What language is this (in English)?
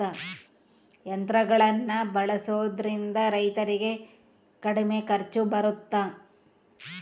Kannada